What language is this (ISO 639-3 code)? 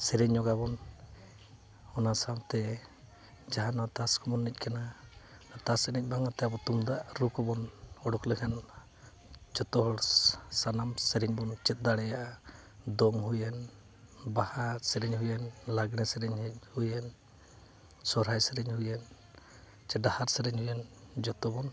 sat